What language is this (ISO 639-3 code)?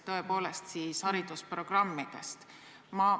est